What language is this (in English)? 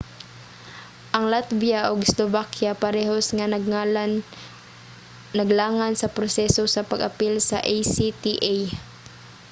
Cebuano